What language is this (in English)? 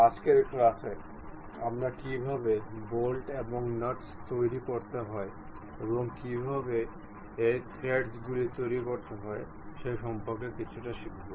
Bangla